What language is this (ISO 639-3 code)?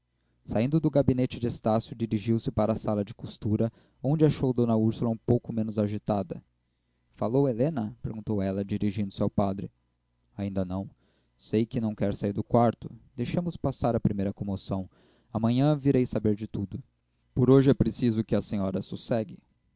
por